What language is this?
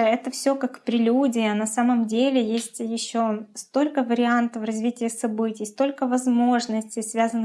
Russian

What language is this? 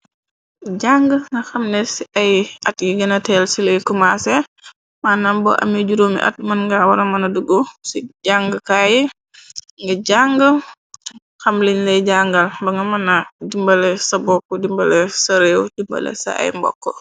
Wolof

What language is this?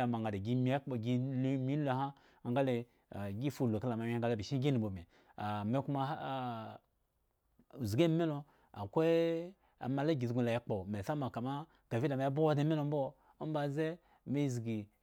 Eggon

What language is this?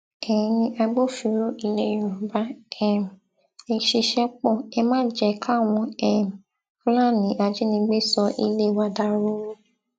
Yoruba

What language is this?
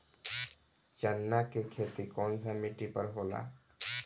Bhojpuri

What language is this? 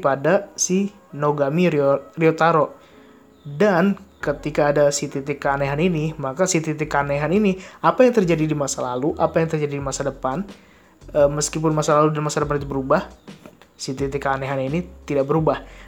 Indonesian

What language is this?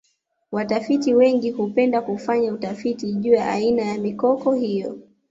Swahili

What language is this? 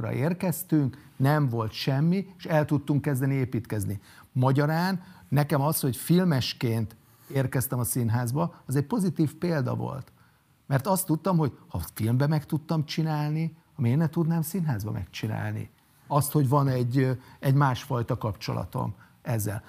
Hungarian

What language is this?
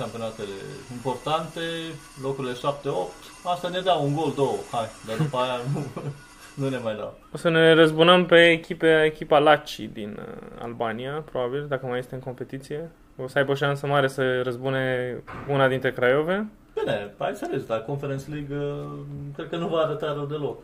Romanian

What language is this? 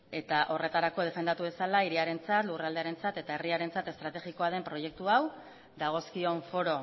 Basque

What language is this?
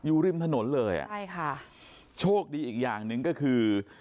Thai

